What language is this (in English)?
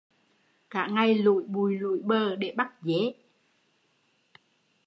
Vietnamese